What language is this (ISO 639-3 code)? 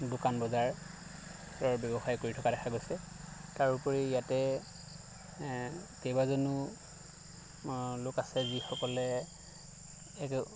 asm